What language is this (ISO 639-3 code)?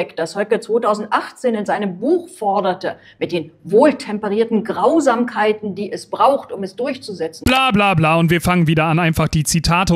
deu